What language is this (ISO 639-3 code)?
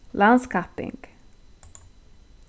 fao